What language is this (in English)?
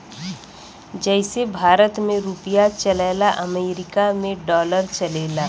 Bhojpuri